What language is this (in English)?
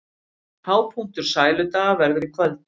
Icelandic